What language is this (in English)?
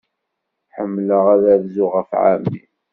Kabyle